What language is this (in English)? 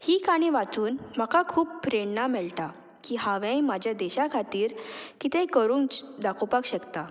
Konkani